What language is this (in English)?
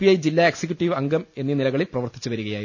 Malayalam